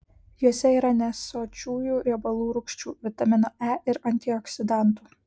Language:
Lithuanian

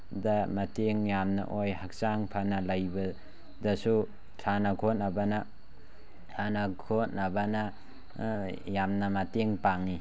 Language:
Manipuri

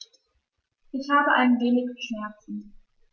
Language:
German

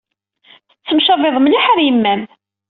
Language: Kabyle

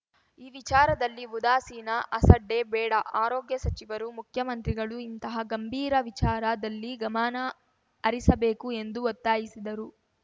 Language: Kannada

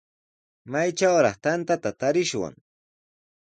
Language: Sihuas Ancash Quechua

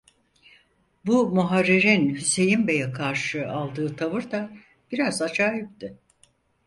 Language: Turkish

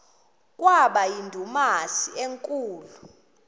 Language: Xhosa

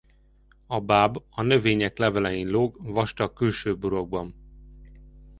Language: Hungarian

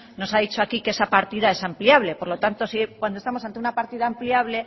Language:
Spanish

